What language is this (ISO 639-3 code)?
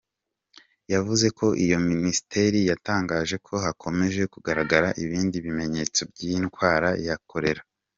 kin